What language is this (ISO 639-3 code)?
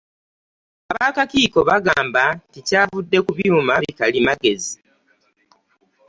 lug